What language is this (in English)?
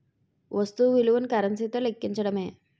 Telugu